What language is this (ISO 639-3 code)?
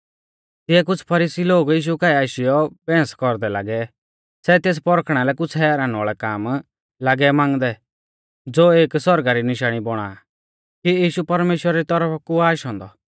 bfz